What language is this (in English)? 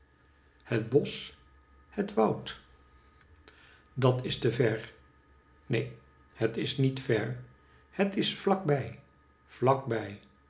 Dutch